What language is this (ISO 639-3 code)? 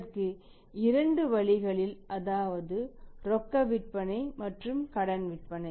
tam